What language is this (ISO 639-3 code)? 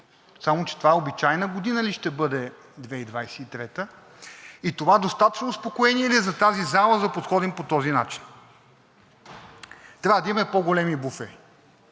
bul